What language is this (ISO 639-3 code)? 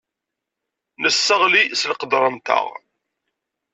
kab